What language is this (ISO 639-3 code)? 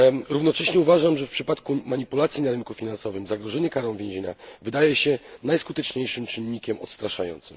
pol